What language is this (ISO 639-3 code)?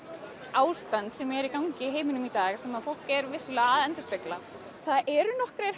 isl